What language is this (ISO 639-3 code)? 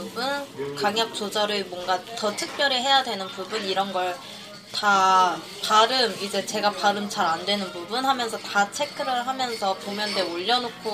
kor